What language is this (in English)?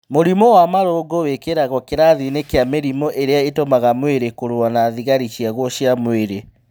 Kikuyu